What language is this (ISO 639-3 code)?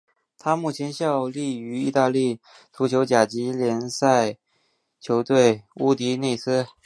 zho